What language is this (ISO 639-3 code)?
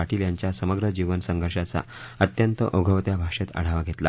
mar